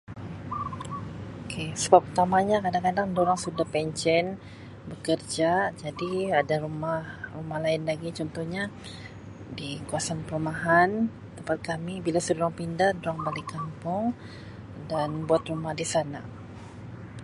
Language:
Sabah Malay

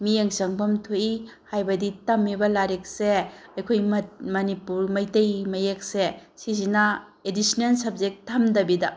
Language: Manipuri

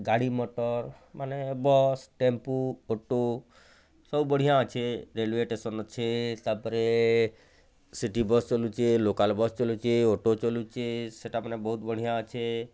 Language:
Odia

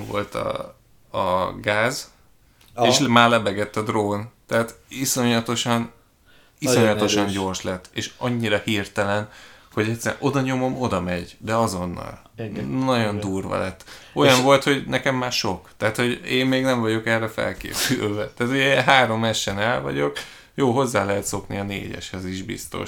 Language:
Hungarian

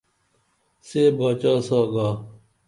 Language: Dameli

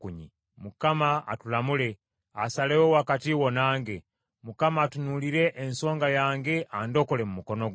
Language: Ganda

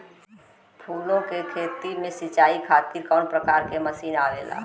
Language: Bhojpuri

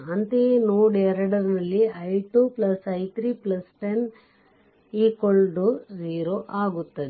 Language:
Kannada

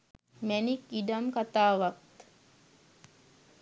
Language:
Sinhala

